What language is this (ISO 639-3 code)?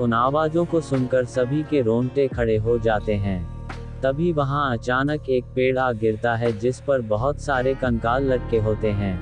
hin